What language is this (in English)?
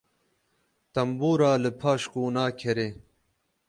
Kurdish